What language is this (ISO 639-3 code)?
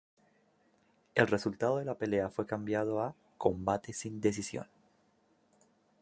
spa